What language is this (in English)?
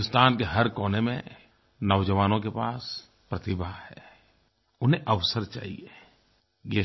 Hindi